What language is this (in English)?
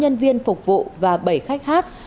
Vietnamese